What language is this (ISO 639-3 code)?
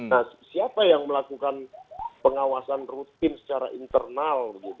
ind